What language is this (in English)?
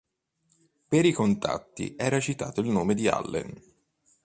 Italian